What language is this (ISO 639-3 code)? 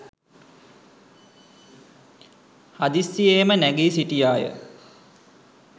sin